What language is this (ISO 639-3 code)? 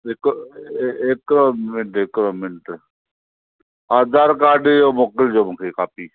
snd